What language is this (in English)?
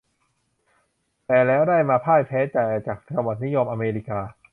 Thai